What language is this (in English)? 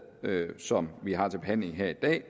Danish